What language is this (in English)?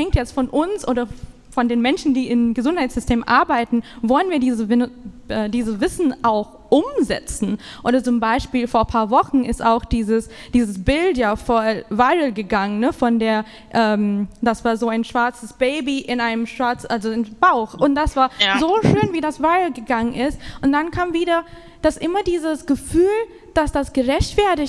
German